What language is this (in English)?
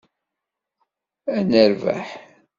Kabyle